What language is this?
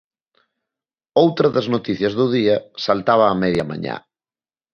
Galician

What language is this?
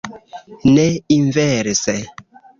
Esperanto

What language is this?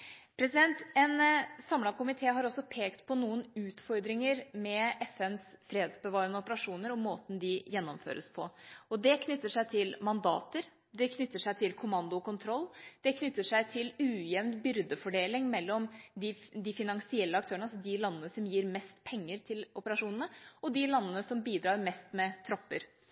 Norwegian Bokmål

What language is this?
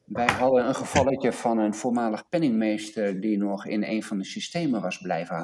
Dutch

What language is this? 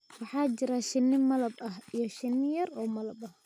Somali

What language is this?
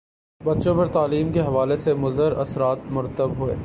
Urdu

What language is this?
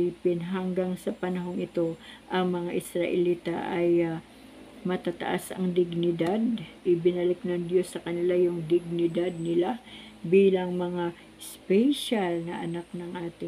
Filipino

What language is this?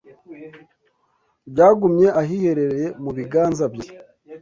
Kinyarwanda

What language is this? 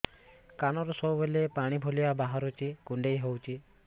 Odia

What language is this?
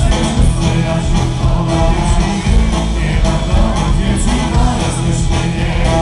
Romanian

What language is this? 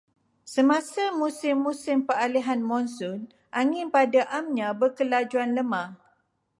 Malay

